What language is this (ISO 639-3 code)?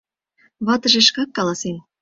chm